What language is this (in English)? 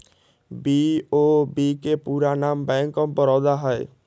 Magahi